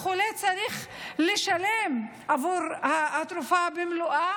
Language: Hebrew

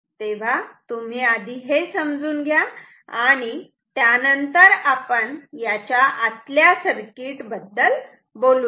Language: Marathi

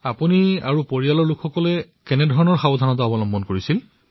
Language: Assamese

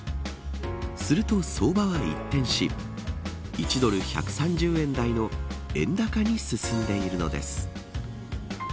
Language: Japanese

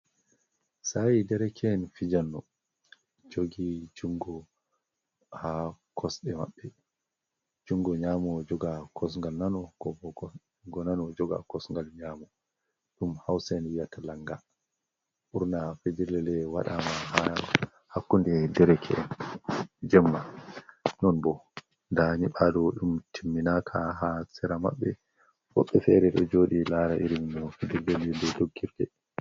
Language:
Fula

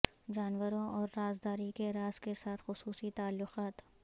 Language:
Urdu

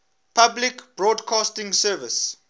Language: English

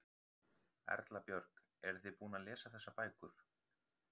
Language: Icelandic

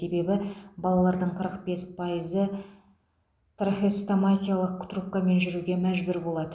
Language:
Kazakh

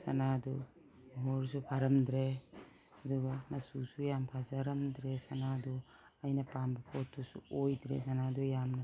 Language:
Manipuri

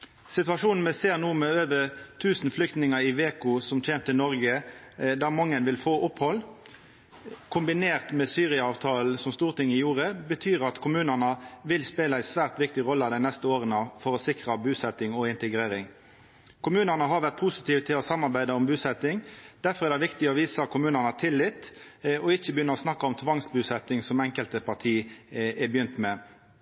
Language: Norwegian Nynorsk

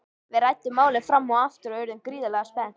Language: Icelandic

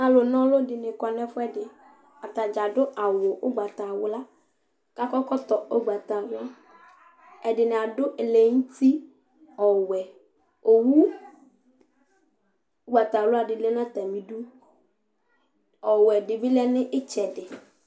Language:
Ikposo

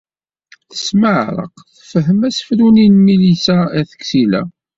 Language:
Kabyle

